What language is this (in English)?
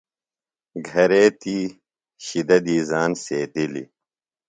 Phalura